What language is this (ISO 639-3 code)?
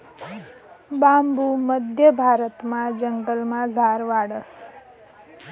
mar